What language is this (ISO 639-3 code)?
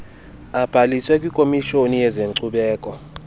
xho